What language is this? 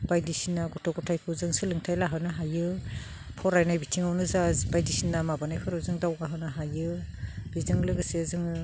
Bodo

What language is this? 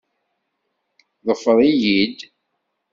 Kabyle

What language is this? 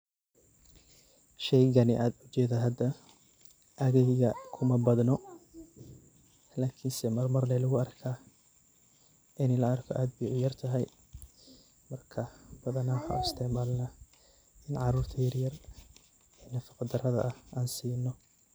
Somali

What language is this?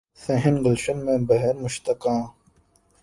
Urdu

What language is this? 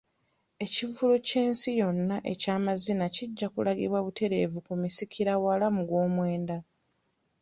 Ganda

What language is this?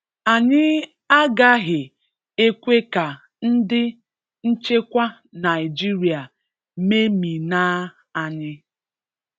Igbo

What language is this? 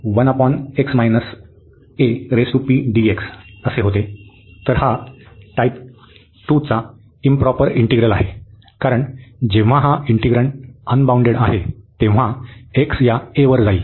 Marathi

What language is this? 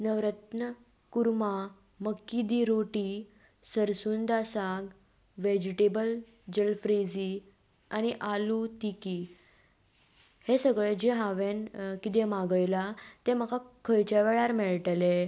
Konkani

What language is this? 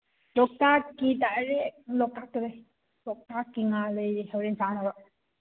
Manipuri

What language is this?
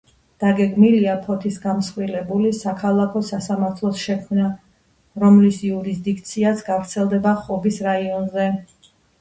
Georgian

